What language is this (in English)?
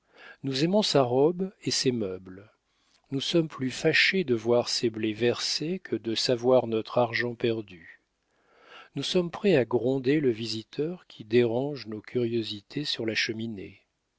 French